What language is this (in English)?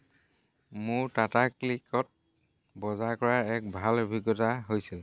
Assamese